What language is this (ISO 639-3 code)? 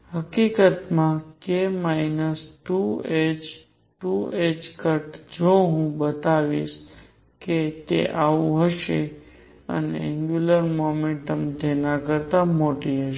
guj